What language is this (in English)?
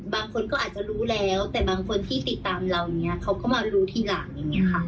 Thai